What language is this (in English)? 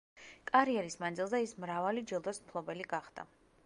Georgian